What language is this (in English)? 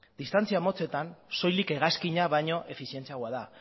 Basque